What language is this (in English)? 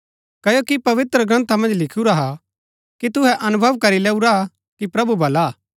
Gaddi